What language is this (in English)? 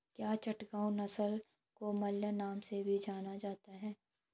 Hindi